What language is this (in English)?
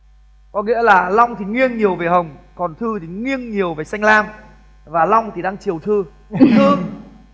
Vietnamese